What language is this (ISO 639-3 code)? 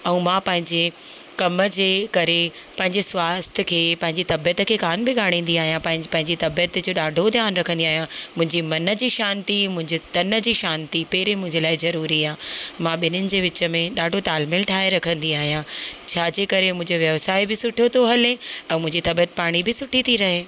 snd